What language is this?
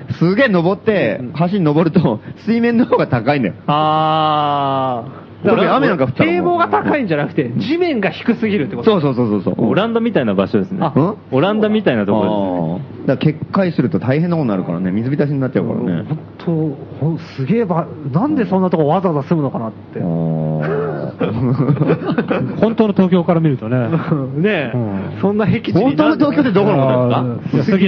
Japanese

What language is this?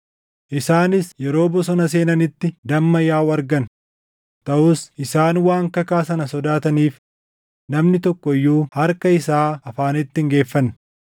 Oromo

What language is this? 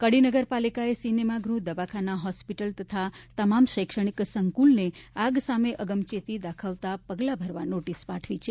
Gujarati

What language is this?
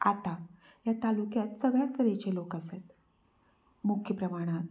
Konkani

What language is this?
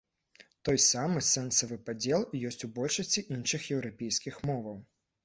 Belarusian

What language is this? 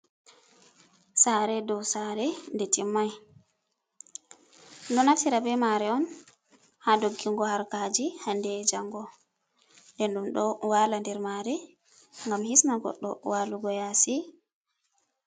Fula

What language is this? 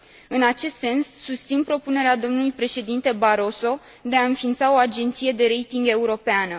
Romanian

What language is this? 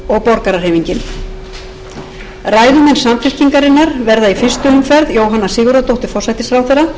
Icelandic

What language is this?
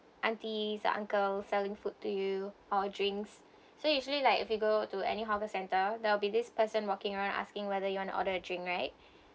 English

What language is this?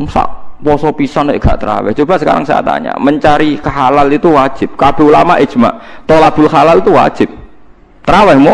Indonesian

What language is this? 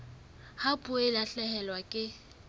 Southern Sotho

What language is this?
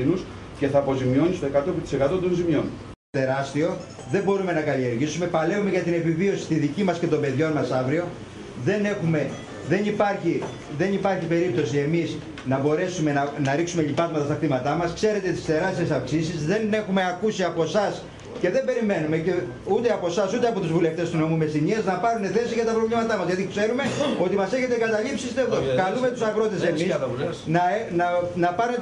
Greek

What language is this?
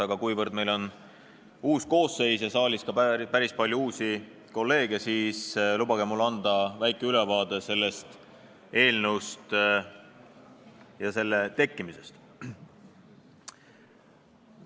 Estonian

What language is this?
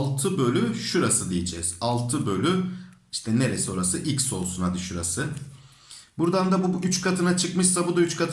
Turkish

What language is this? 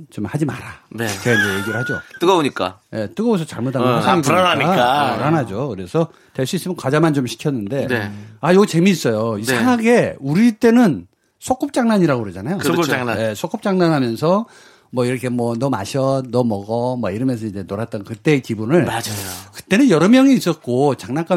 Korean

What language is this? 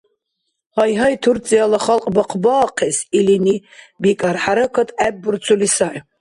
Dargwa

